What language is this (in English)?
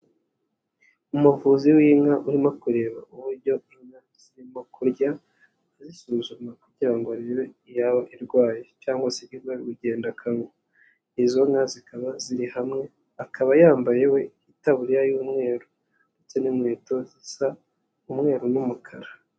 Kinyarwanda